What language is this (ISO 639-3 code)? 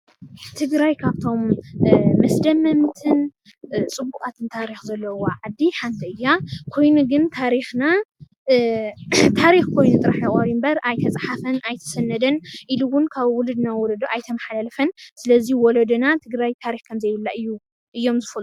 tir